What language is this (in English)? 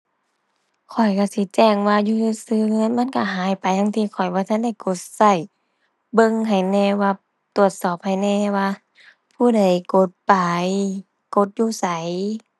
Thai